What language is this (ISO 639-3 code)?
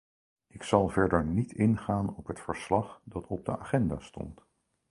nld